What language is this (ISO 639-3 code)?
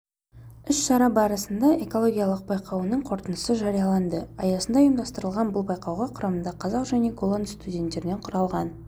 kaz